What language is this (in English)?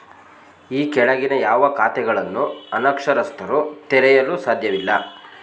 Kannada